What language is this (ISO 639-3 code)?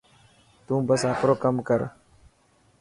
mki